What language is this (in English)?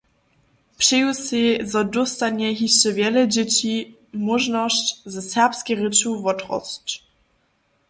Upper Sorbian